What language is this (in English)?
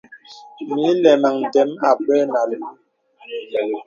Bebele